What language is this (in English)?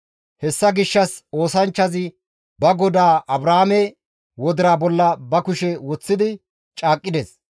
Gamo